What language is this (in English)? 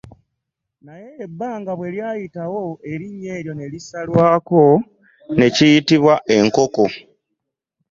Ganda